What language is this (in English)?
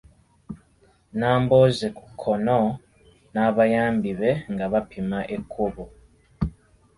Ganda